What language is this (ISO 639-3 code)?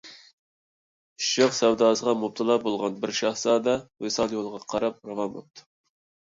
uig